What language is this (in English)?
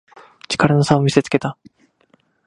Japanese